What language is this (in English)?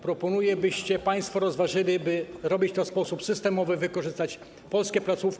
Polish